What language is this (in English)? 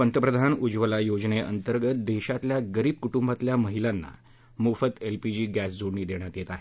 Marathi